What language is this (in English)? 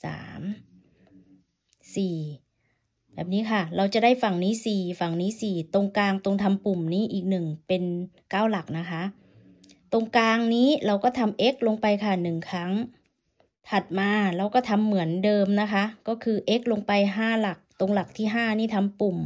Thai